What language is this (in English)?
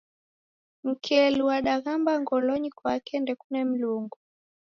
Taita